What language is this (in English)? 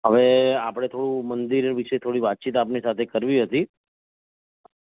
Gujarati